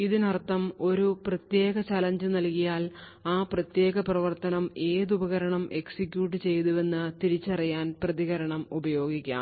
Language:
Malayalam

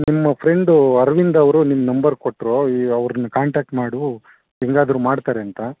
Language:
Kannada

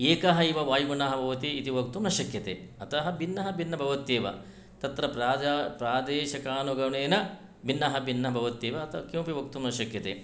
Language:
Sanskrit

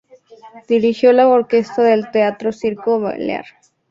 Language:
Spanish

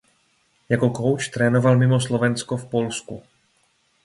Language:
Czech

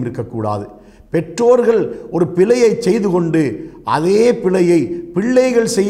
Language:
Arabic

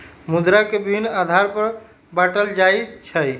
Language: Magahi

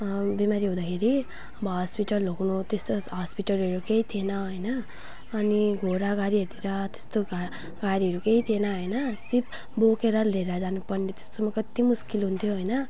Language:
Nepali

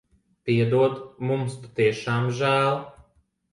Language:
Latvian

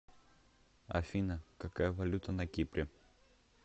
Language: Russian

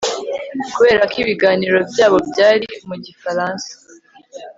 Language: Kinyarwanda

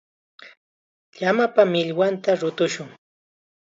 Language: Chiquián Ancash Quechua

